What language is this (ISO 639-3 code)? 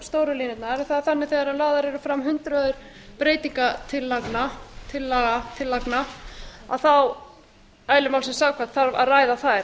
isl